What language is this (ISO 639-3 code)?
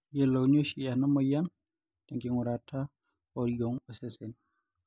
mas